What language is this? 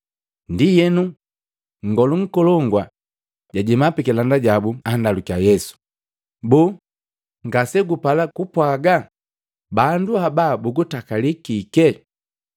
Matengo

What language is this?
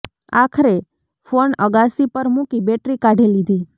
Gujarati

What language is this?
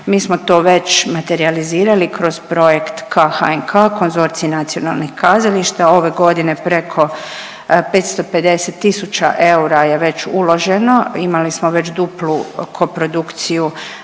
Croatian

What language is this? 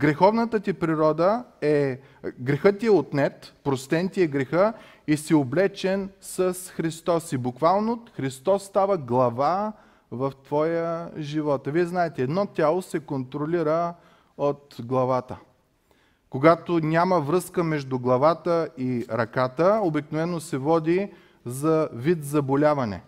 Bulgarian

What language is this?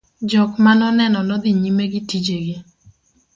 Luo (Kenya and Tanzania)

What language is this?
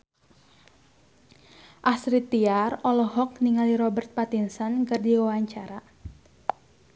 Sundanese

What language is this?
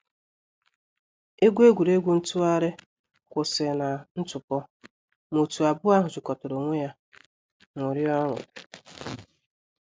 Igbo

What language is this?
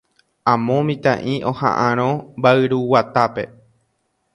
Guarani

